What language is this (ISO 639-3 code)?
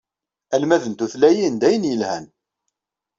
kab